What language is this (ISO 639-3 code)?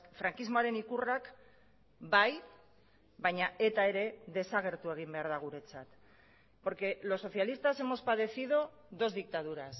eus